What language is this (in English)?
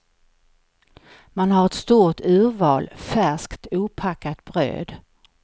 Swedish